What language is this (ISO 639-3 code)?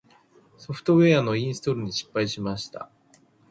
jpn